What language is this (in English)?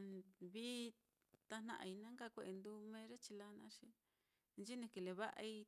Mitlatongo Mixtec